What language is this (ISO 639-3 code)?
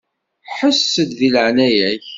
kab